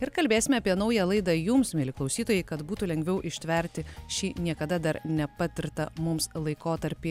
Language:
Lithuanian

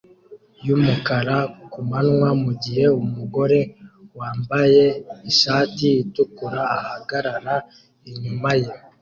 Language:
Kinyarwanda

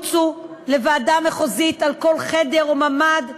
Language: Hebrew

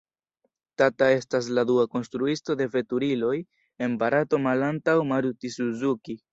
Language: Esperanto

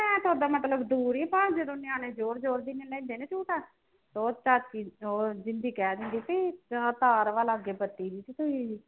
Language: Punjabi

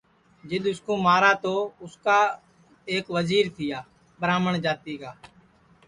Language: Sansi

